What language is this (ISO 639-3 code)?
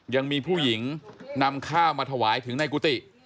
tha